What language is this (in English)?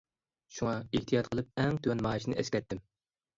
Uyghur